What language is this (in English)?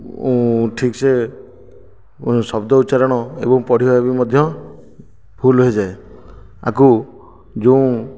Odia